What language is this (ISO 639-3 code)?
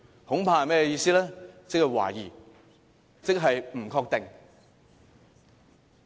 yue